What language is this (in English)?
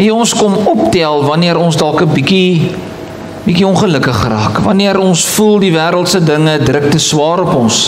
Dutch